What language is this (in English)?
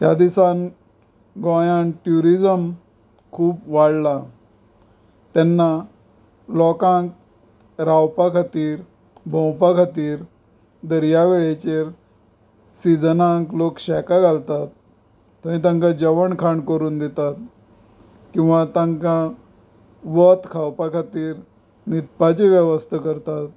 Konkani